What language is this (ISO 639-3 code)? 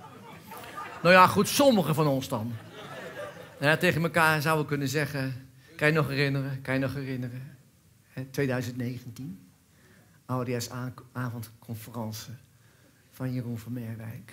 nld